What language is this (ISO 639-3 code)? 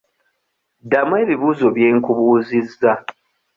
lug